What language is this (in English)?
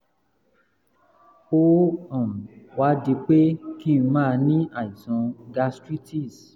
Yoruba